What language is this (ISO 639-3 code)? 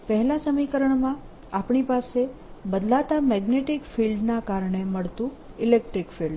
guj